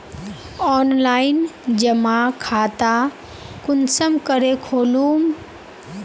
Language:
Magahi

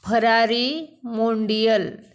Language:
Marathi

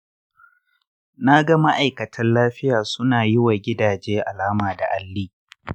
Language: Hausa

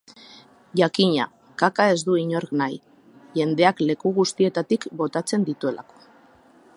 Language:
Basque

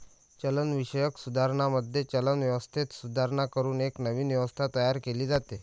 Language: Marathi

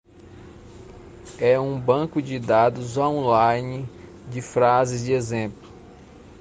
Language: Portuguese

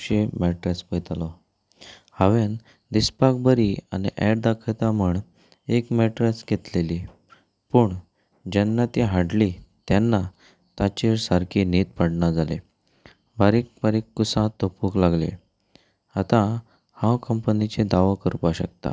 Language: Konkani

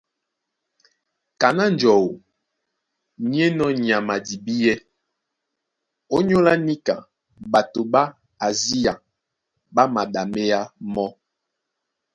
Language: Duala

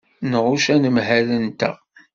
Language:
Kabyle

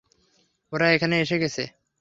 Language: Bangla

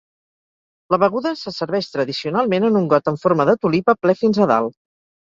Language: Catalan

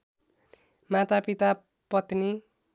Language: Nepali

